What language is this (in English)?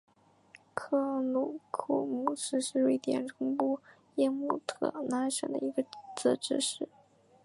Chinese